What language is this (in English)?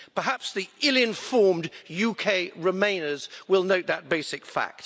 English